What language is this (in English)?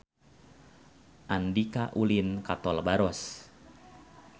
Sundanese